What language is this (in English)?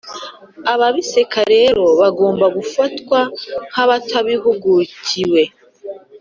Kinyarwanda